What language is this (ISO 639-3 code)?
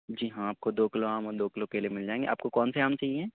urd